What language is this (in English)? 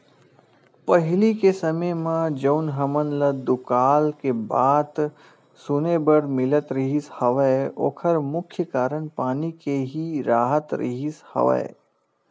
Chhattisgarhi